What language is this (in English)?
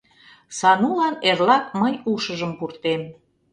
Mari